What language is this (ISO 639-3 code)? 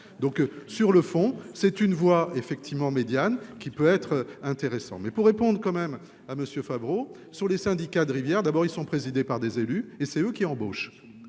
fra